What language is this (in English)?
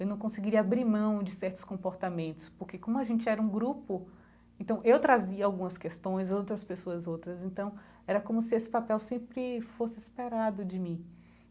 Portuguese